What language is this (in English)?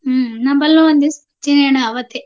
Kannada